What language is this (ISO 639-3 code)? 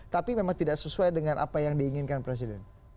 ind